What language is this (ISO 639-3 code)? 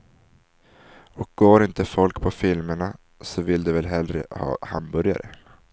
swe